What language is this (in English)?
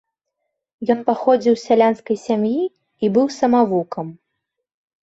Belarusian